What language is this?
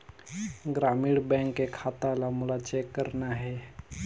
Chhattisgarhi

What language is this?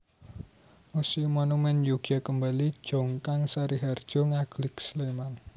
Javanese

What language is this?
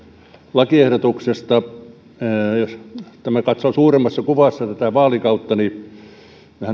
Finnish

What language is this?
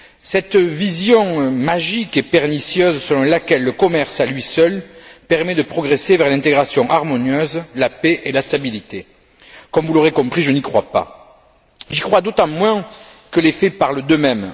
French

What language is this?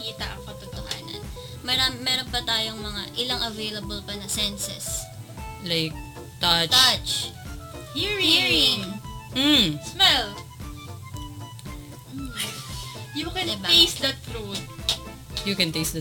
Filipino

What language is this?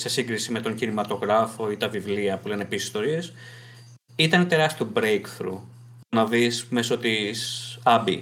Greek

